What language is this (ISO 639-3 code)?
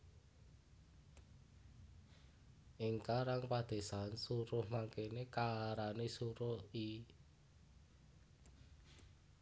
jav